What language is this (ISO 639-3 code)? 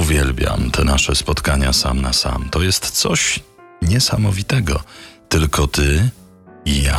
pol